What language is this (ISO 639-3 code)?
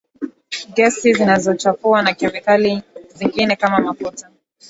swa